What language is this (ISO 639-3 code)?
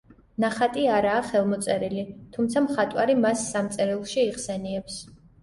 kat